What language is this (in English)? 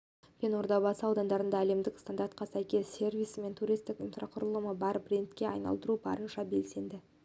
Kazakh